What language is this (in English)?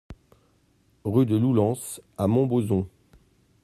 French